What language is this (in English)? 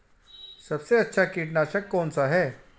Hindi